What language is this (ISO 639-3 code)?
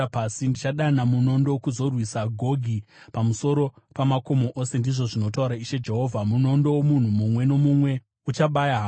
sna